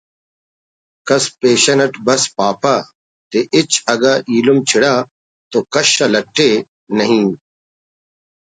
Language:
Brahui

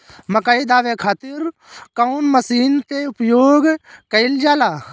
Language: Bhojpuri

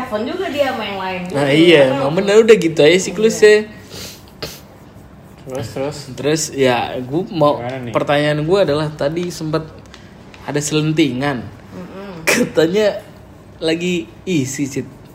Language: Indonesian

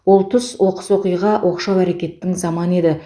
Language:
Kazakh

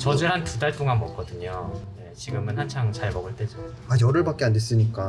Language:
Korean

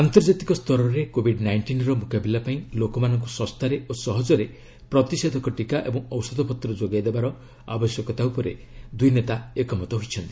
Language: Odia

